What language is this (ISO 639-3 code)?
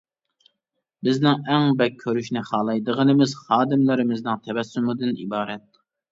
uig